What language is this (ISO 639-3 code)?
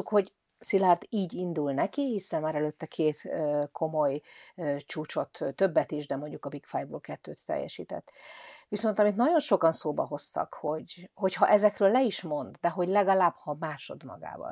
hun